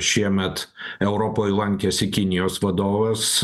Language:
Lithuanian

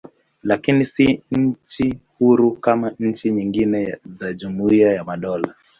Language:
Swahili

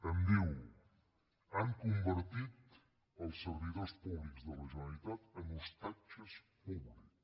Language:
Catalan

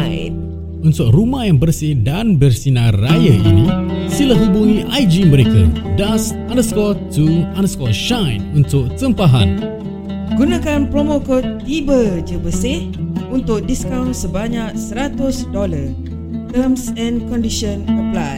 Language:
Malay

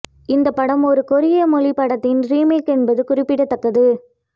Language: Tamil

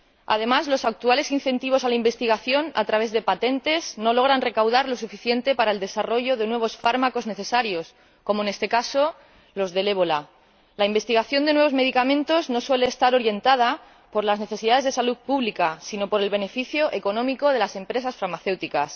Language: Spanish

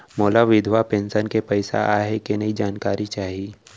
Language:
Chhattisgarhi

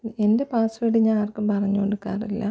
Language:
Malayalam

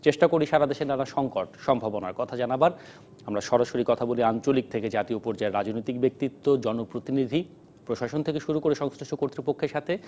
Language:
Bangla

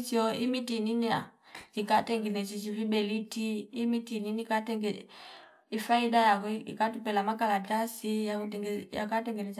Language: Fipa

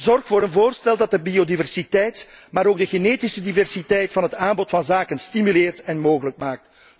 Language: Dutch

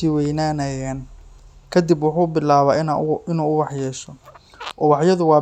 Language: Somali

